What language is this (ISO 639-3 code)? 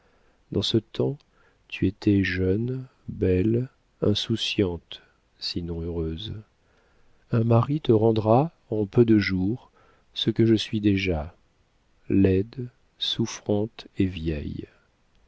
fra